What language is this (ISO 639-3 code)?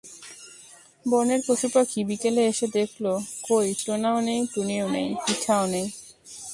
ben